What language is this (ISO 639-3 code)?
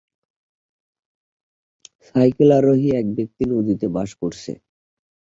ben